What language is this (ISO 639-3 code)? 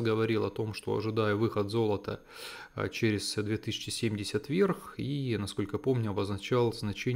rus